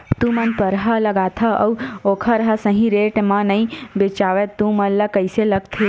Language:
Chhattisgarhi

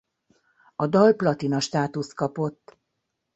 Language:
Hungarian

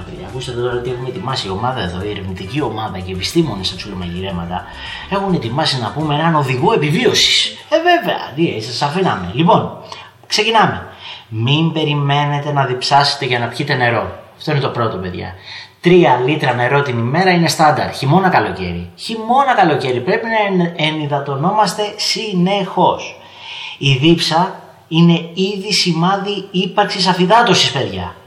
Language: Greek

